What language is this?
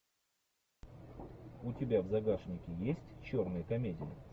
Russian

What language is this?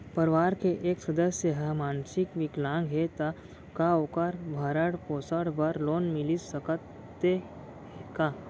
Chhattisgarhi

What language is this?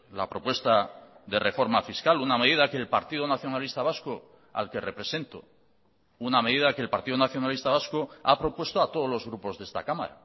Spanish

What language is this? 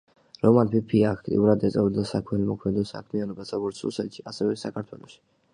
Georgian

